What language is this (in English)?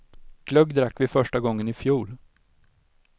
Swedish